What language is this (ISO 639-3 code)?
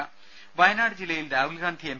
mal